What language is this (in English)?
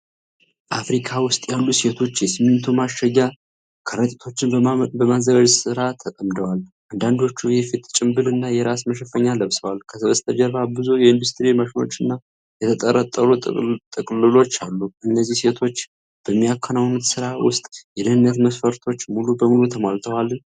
Amharic